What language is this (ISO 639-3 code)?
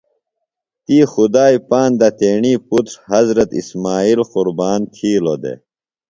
phl